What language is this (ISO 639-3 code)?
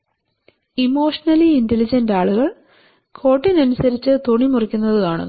mal